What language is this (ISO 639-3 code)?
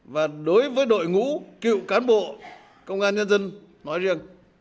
vie